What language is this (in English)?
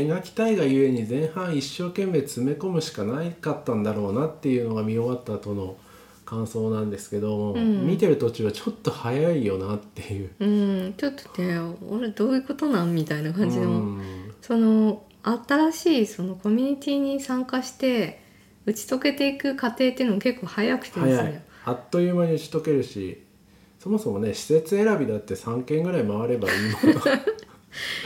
Japanese